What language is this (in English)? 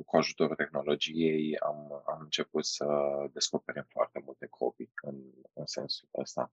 Romanian